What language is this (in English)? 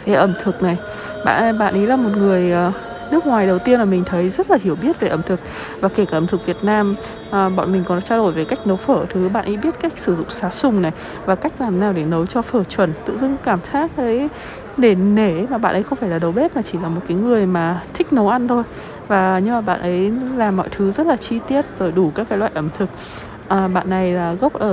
Vietnamese